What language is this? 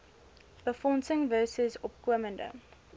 Afrikaans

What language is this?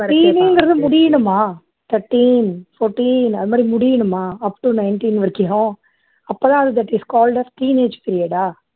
Tamil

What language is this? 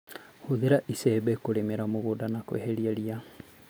Kikuyu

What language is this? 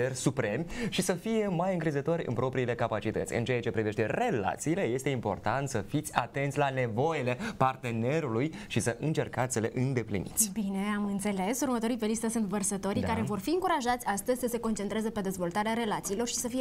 Romanian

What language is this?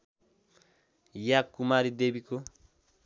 Nepali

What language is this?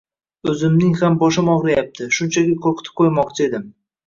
Uzbek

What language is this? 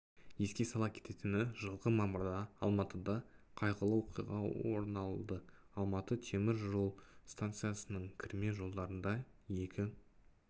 Kazakh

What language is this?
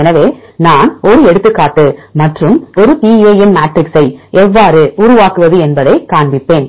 Tamil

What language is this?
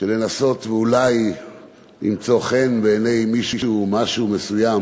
Hebrew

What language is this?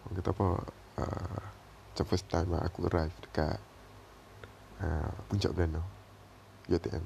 Malay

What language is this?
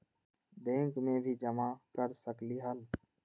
Magahi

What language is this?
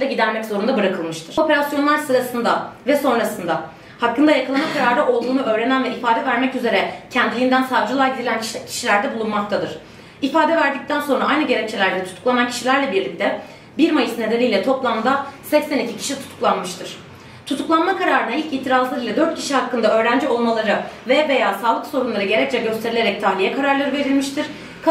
Turkish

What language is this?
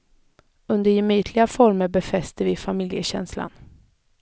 Swedish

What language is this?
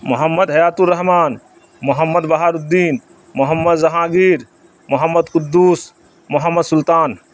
Urdu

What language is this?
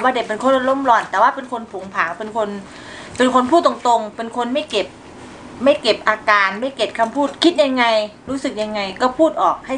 Thai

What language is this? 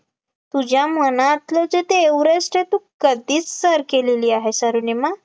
Marathi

